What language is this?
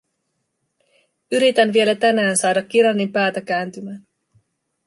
Finnish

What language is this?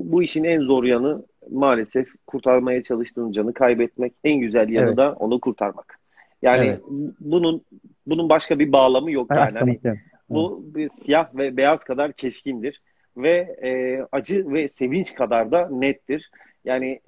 Turkish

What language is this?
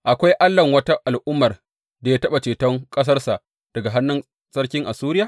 Hausa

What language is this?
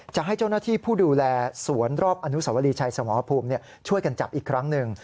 Thai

